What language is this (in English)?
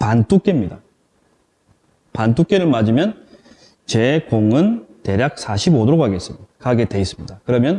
Korean